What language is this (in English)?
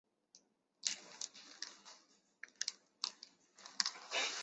Chinese